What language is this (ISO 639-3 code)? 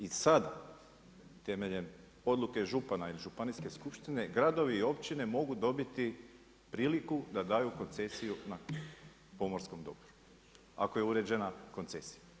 hrv